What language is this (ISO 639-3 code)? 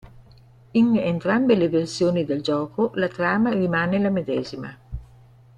ita